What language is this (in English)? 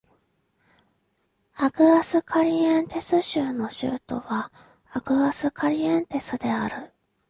Japanese